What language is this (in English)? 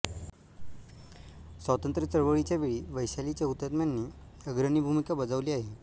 Marathi